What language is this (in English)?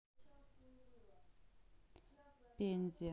Russian